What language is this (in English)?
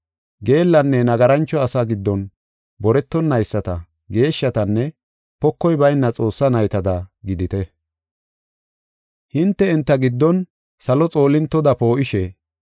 Gofa